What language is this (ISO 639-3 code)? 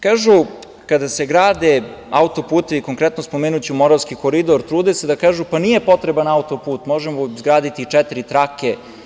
srp